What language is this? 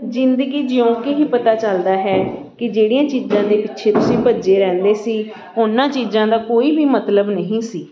Punjabi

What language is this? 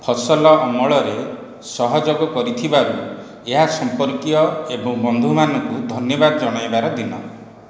Odia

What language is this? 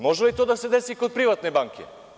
Serbian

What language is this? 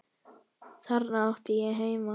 Icelandic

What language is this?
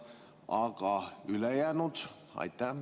Estonian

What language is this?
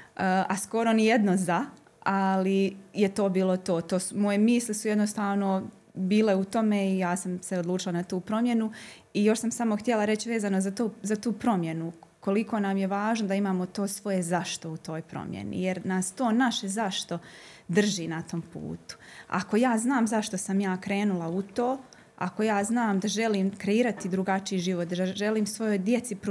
Croatian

